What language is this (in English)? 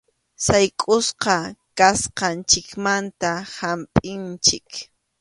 Arequipa-La Unión Quechua